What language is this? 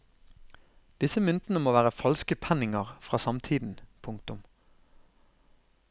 Norwegian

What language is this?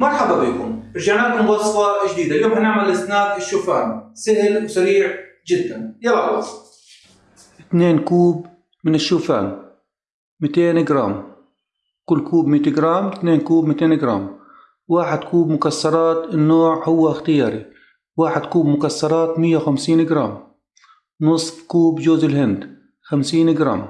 Arabic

